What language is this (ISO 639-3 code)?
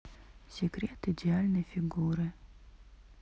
rus